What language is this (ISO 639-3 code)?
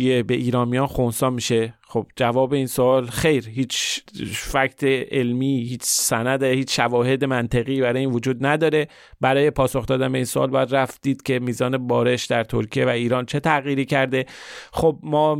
fas